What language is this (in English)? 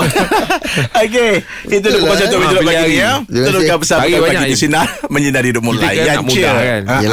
Malay